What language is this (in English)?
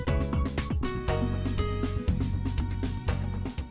Vietnamese